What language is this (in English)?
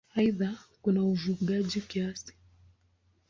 Swahili